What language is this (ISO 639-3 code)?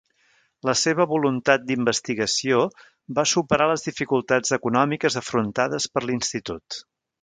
cat